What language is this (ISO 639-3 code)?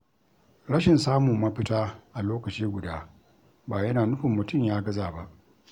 hau